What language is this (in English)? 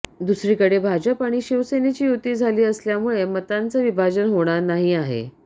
Marathi